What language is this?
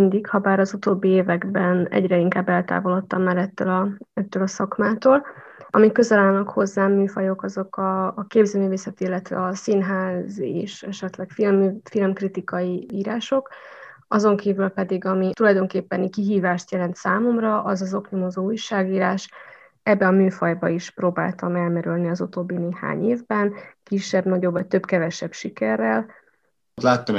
Hungarian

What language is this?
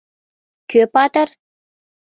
Mari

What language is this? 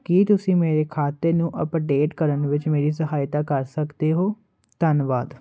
Punjabi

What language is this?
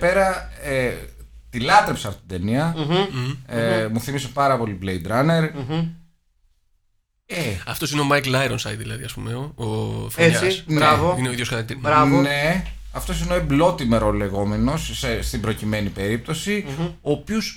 Greek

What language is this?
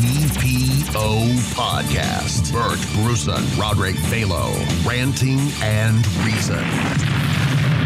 Dutch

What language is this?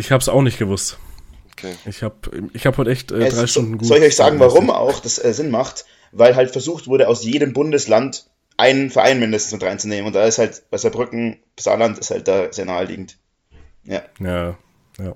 German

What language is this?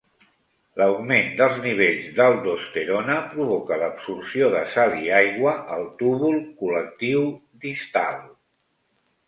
Catalan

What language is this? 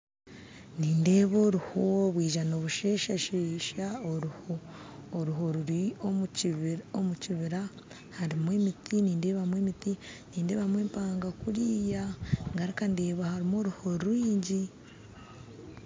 Nyankole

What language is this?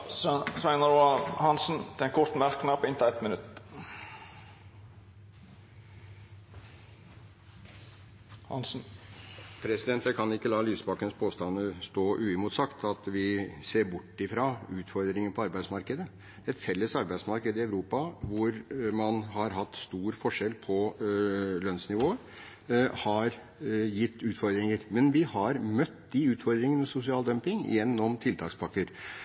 Norwegian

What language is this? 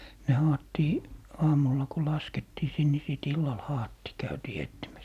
Finnish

